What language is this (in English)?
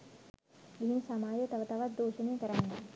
Sinhala